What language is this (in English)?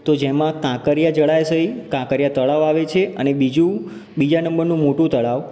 Gujarati